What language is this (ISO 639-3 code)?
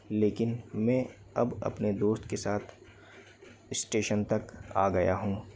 hin